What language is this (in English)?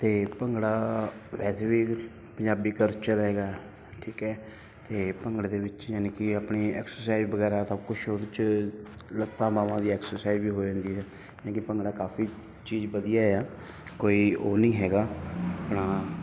Punjabi